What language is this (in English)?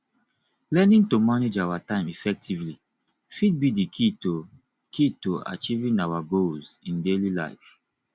Nigerian Pidgin